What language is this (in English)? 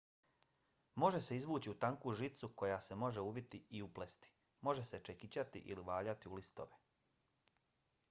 Bosnian